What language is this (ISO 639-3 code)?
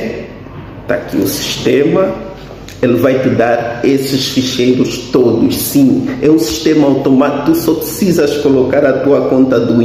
por